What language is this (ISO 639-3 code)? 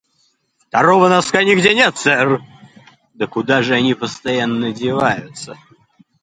rus